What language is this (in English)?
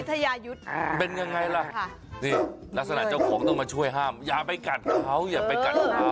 Thai